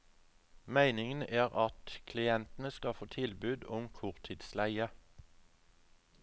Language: Norwegian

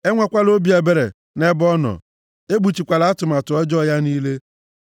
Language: Igbo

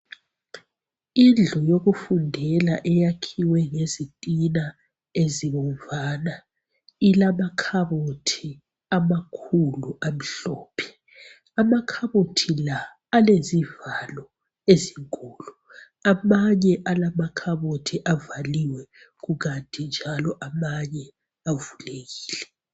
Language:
North Ndebele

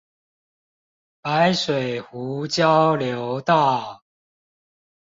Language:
Chinese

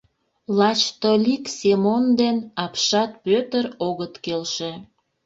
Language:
Mari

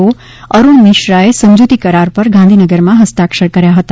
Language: Gujarati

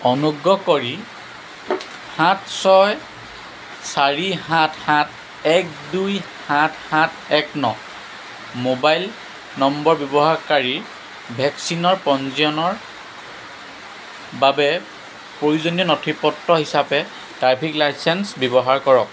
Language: Assamese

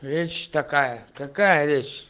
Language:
Russian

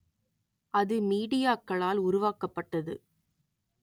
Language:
Tamil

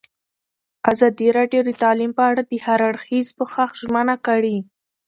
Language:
Pashto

